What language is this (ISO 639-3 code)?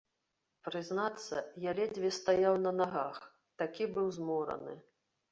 bel